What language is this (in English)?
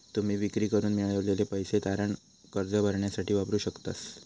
Marathi